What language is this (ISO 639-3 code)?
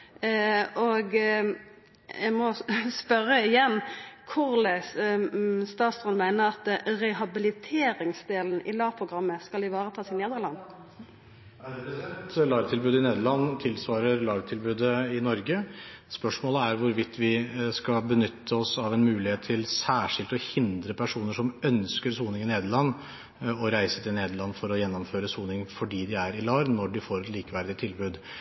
nor